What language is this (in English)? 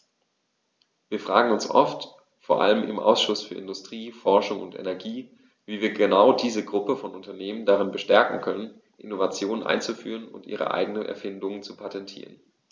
German